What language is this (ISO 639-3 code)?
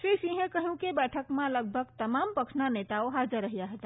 guj